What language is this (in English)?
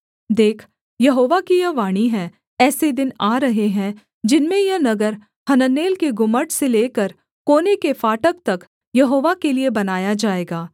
Hindi